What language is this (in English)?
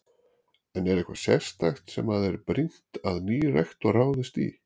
Icelandic